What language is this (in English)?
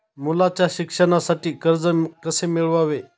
Marathi